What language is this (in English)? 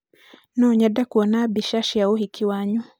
Kikuyu